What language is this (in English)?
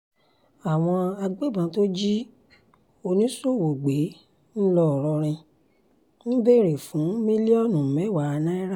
Yoruba